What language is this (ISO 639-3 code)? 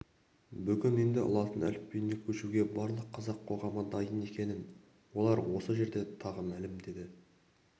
kaz